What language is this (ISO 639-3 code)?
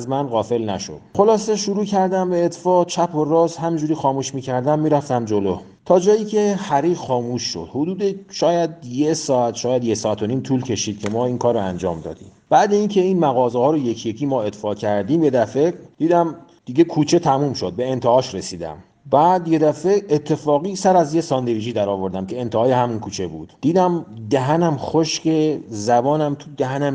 fas